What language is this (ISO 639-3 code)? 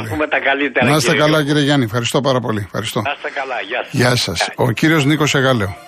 ell